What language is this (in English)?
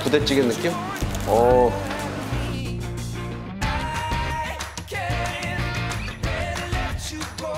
Korean